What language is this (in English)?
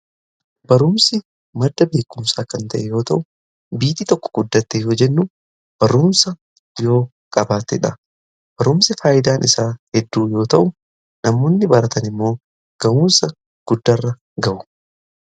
Oromo